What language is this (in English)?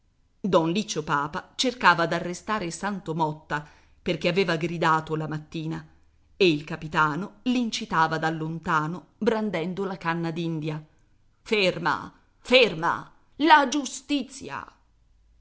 Italian